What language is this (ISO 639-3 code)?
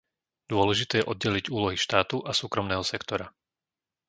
slk